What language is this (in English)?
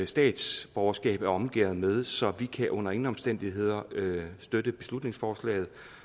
Danish